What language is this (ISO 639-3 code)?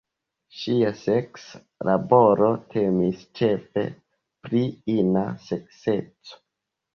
epo